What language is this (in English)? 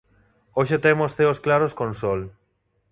Galician